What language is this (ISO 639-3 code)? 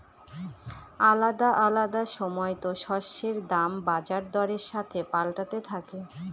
ben